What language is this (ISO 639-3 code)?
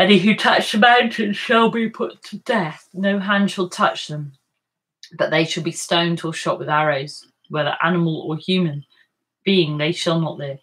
eng